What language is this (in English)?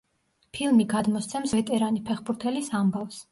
Georgian